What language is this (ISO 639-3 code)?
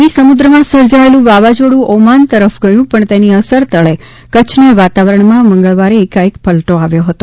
guj